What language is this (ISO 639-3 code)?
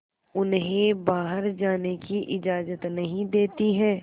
hin